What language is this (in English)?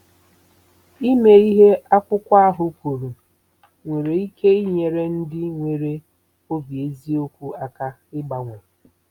Igbo